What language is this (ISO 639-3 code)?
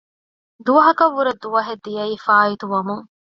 div